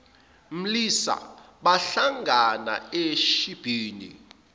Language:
Zulu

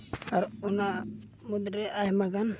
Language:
Santali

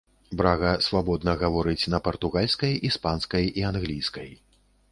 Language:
Belarusian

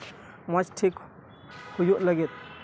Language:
Santali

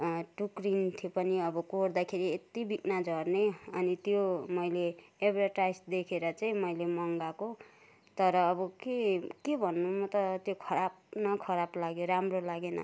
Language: Nepali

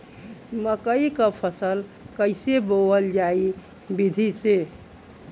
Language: Bhojpuri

